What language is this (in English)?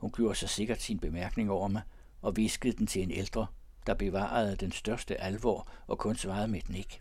Danish